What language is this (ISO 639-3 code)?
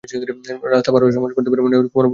ben